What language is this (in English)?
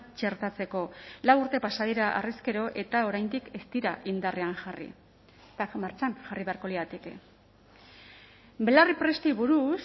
Basque